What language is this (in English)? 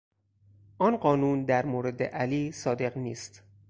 Persian